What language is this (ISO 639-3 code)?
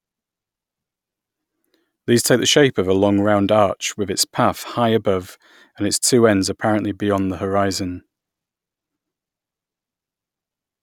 eng